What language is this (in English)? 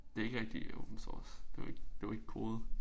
Danish